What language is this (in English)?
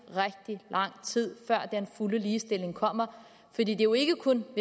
Danish